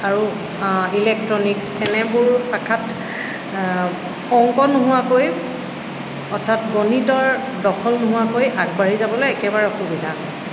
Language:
Assamese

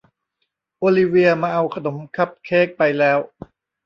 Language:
Thai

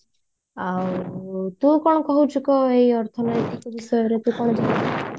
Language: Odia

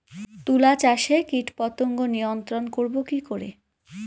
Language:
Bangla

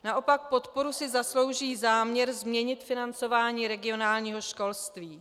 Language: Czech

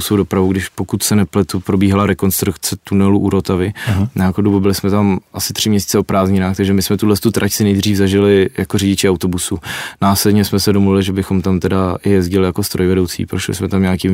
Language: Czech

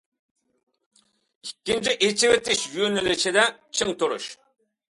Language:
Uyghur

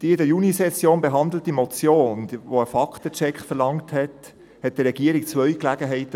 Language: Swiss German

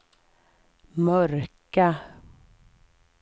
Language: Swedish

